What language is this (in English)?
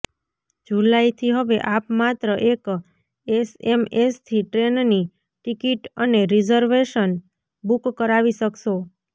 Gujarati